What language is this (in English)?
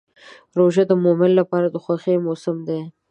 Pashto